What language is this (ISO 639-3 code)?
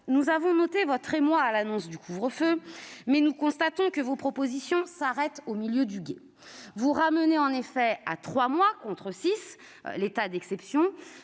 fra